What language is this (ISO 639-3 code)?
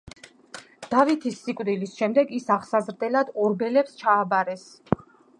kat